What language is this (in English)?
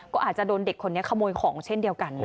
Thai